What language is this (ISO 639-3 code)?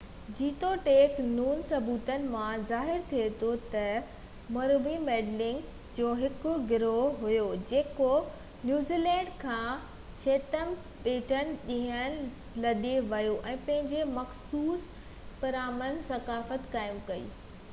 snd